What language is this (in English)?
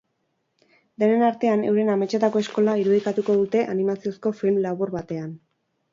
Basque